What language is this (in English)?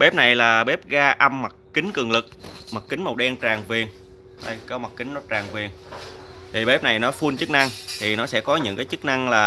Vietnamese